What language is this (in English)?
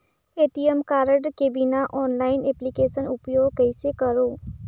Chhattisgarhi